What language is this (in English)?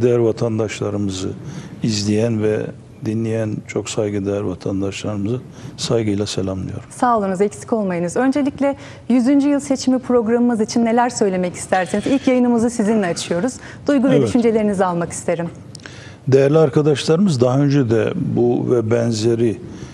Turkish